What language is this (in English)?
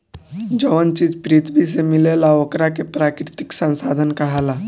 Bhojpuri